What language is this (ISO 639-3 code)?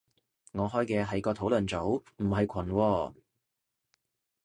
yue